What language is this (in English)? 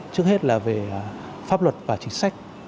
Vietnamese